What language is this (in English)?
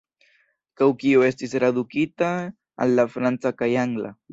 Esperanto